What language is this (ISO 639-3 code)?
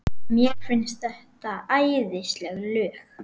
isl